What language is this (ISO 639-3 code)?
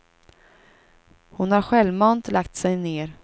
swe